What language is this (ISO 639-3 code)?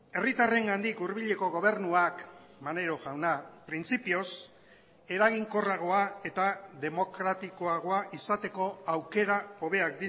eus